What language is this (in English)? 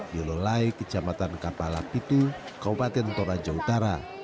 Indonesian